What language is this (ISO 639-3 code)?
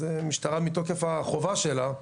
heb